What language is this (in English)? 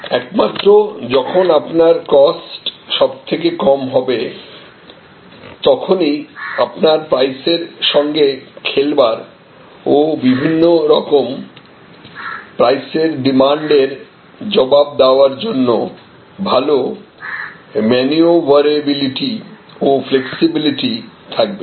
Bangla